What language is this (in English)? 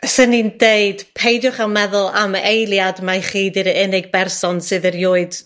Welsh